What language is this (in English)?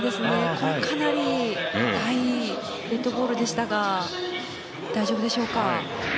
Japanese